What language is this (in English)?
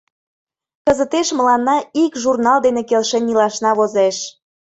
Mari